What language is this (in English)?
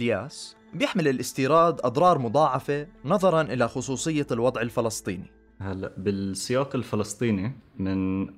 Arabic